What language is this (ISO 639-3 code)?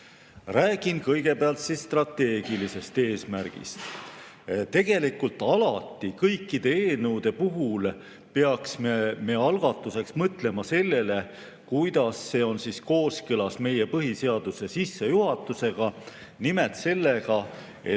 est